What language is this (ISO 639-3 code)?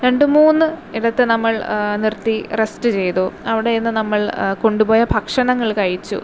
mal